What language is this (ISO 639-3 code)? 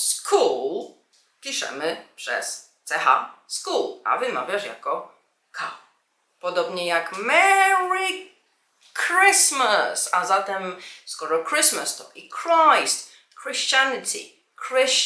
pol